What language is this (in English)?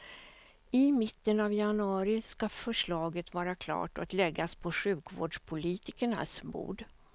Swedish